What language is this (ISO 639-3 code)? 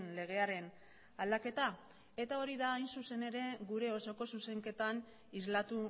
eus